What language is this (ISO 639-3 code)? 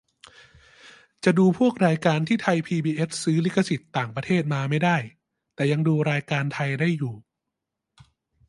tha